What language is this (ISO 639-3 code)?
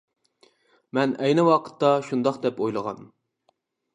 uig